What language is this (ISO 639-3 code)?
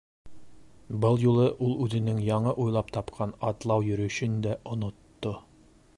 bak